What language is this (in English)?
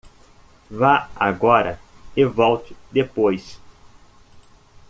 Portuguese